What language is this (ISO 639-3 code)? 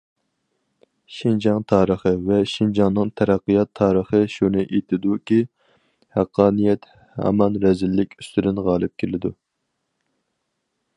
uig